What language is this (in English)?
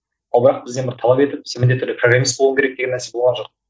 Kazakh